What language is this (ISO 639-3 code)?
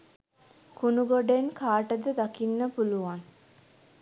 sin